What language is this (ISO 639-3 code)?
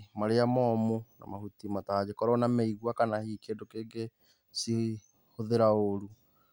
kik